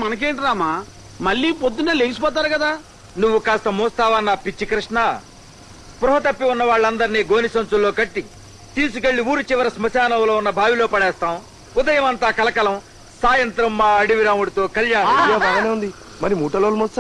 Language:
Telugu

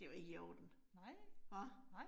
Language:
Danish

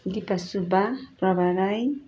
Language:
Nepali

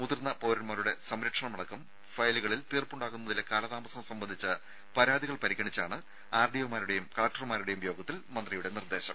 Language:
Malayalam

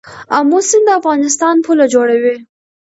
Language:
Pashto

